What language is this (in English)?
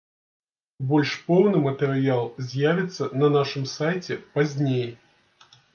Belarusian